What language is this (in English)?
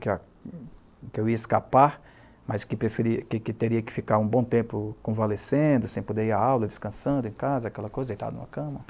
Portuguese